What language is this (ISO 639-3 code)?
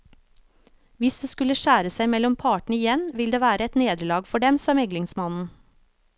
nor